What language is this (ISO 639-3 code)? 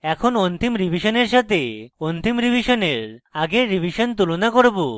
ben